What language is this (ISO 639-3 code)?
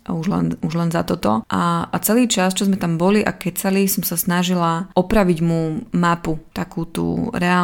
slk